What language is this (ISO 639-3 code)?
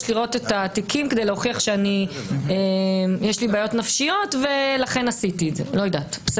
heb